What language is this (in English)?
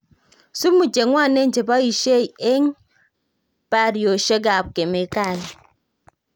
Kalenjin